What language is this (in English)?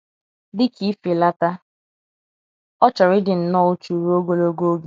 Igbo